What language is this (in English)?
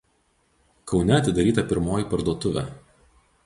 Lithuanian